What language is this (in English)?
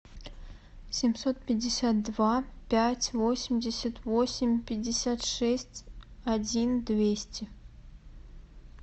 Russian